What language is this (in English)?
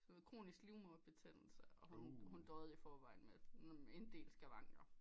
Danish